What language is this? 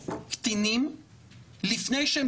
Hebrew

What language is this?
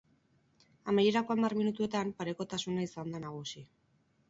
Basque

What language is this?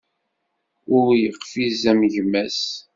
Kabyle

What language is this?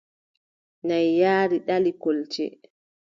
Adamawa Fulfulde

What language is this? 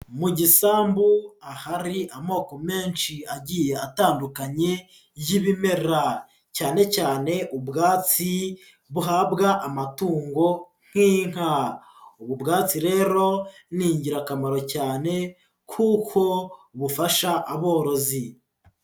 Kinyarwanda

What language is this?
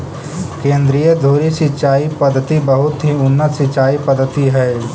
Magahi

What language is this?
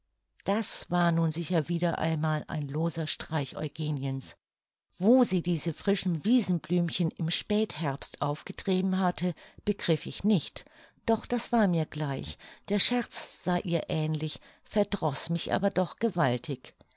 German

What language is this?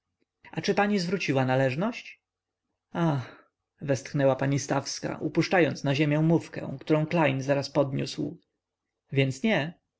Polish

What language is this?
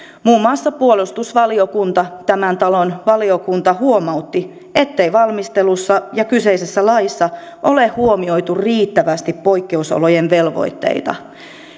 Finnish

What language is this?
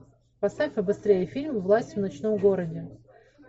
Russian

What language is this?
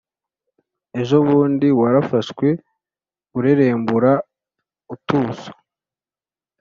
Kinyarwanda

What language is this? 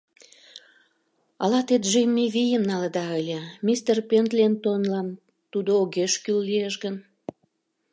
Mari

